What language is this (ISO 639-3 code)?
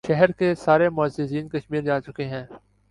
urd